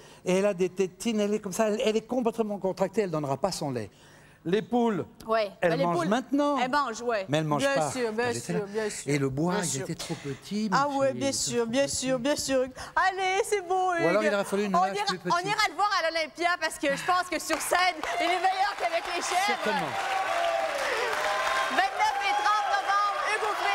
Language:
French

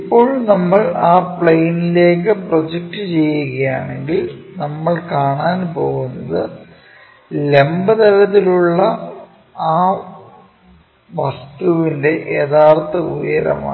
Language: Malayalam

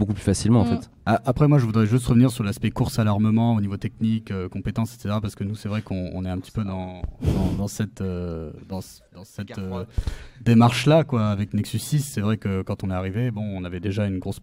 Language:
French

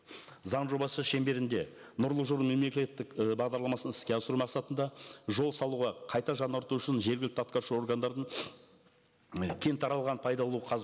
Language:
Kazakh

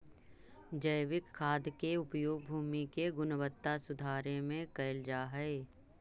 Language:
Magahi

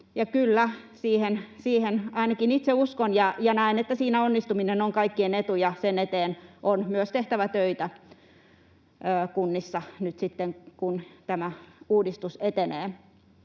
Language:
Finnish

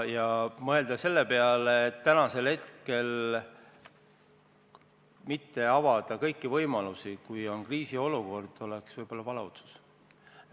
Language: Estonian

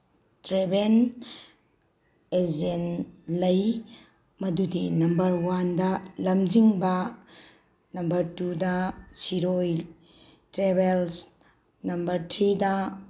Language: Manipuri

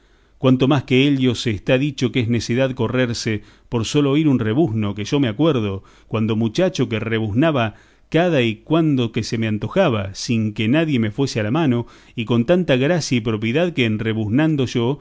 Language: Spanish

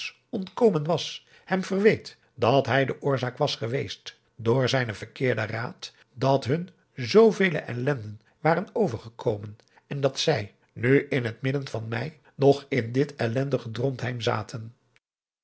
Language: Dutch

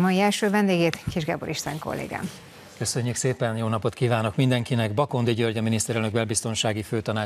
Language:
Hungarian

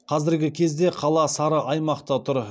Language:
Kazakh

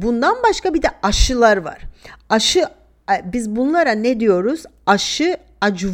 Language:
Turkish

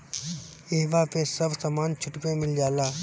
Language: Bhojpuri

